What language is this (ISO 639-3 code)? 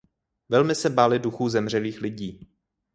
ces